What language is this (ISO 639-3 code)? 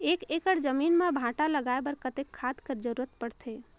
hne